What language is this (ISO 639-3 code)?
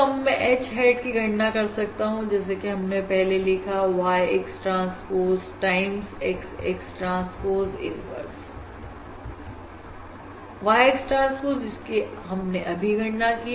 hin